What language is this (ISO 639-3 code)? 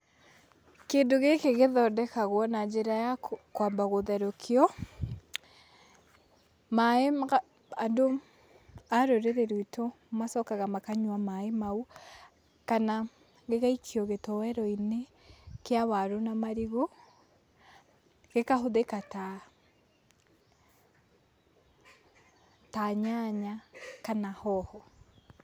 kik